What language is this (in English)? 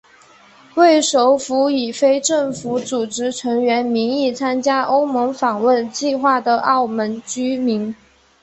Chinese